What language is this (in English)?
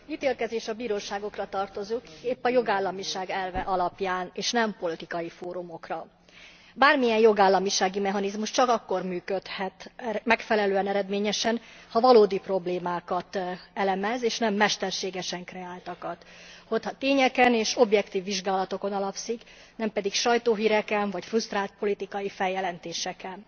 Hungarian